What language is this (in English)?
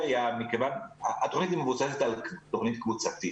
Hebrew